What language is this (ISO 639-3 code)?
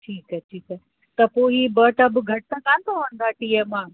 snd